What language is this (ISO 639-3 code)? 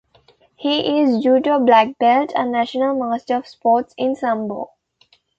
eng